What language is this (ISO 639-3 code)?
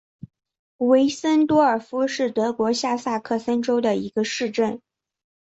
zho